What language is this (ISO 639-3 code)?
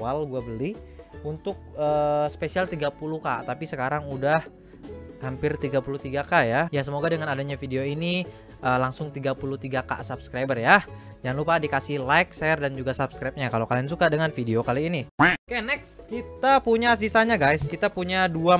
ind